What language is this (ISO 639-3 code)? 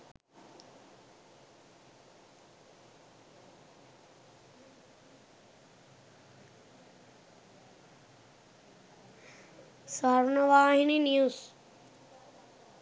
sin